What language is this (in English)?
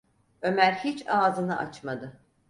Turkish